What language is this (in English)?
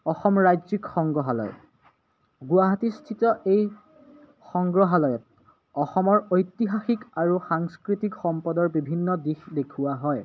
Assamese